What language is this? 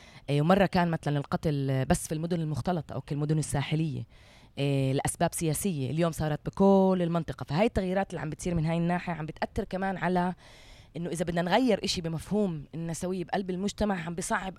Arabic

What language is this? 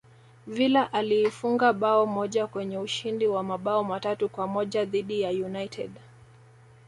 Swahili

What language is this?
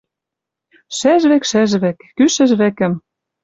Western Mari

